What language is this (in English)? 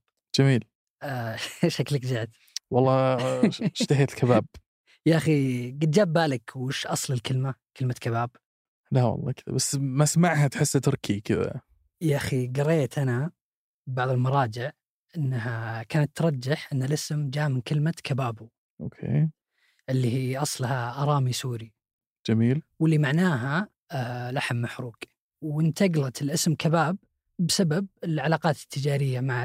Arabic